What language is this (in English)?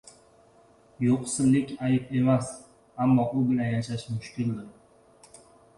Uzbek